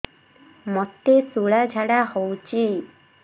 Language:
Odia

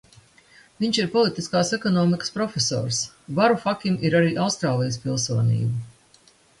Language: Latvian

